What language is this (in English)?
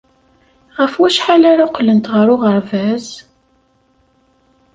Kabyle